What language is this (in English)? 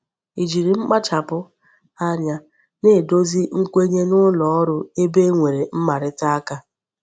Igbo